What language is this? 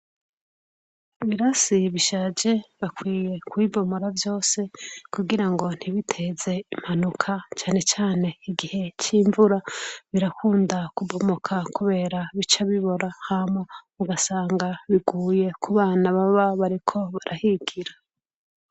Rundi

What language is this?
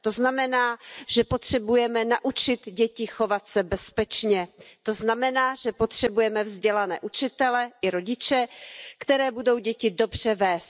Czech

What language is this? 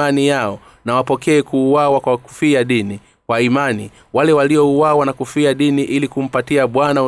Swahili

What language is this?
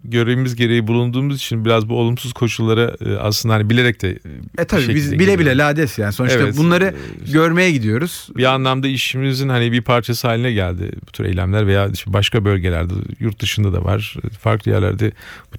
Turkish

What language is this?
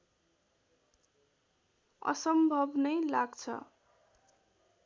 Nepali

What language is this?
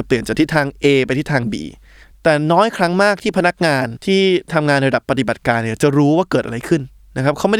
Thai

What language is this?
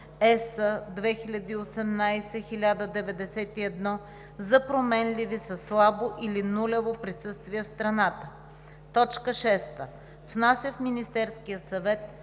Bulgarian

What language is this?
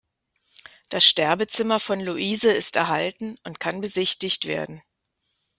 German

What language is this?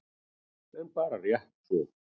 Icelandic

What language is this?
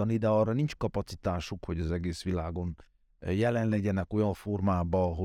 Hungarian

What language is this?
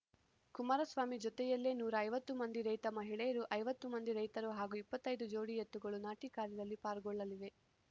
Kannada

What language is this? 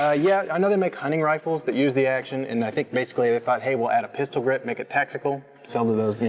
English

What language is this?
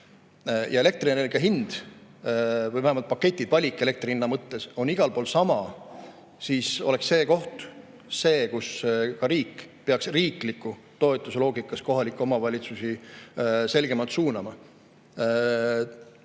Estonian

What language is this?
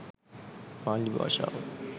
Sinhala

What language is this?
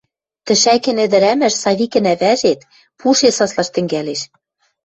Western Mari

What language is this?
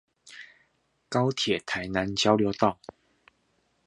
Chinese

